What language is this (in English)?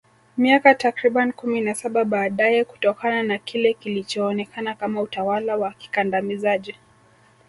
Swahili